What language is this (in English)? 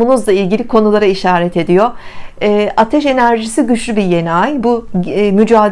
Turkish